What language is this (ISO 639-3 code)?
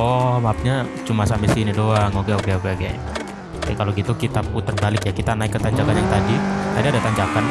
ind